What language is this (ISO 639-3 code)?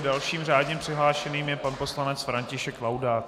ces